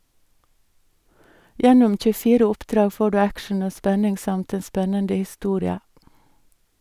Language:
Norwegian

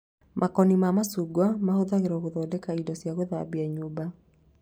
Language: Kikuyu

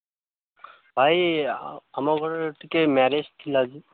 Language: Odia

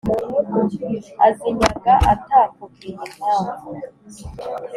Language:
Kinyarwanda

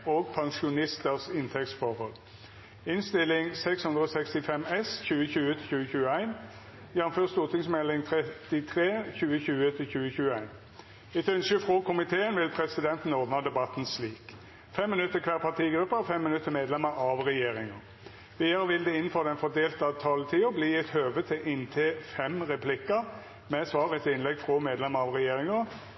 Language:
Norwegian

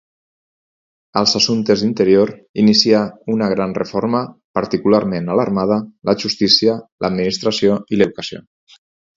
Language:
Catalan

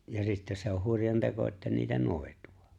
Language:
Finnish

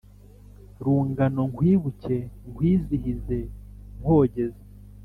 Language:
Kinyarwanda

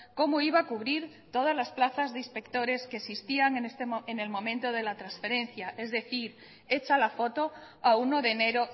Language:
Spanish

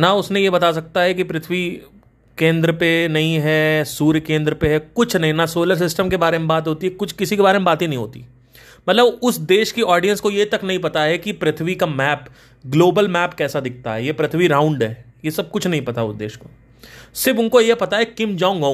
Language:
Hindi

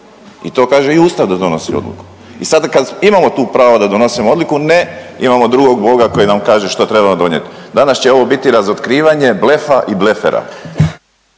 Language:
Croatian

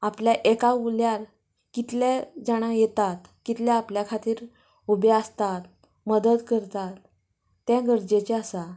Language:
Konkani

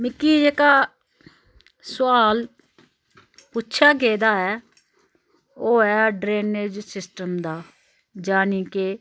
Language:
Dogri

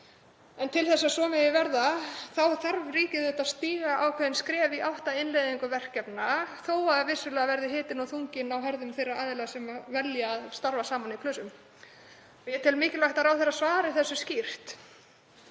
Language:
Icelandic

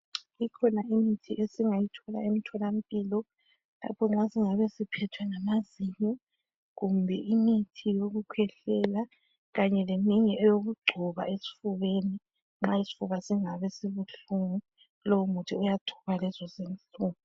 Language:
North Ndebele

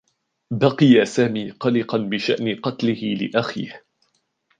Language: Arabic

